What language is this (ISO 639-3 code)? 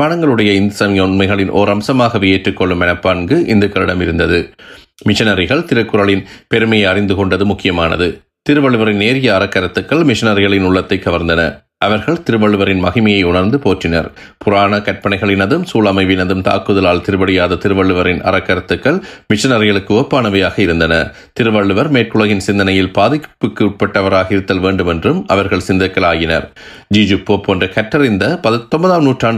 tam